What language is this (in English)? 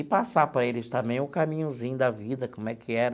Portuguese